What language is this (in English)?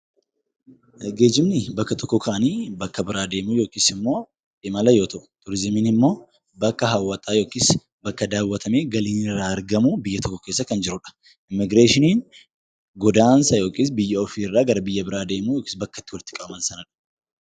Oromo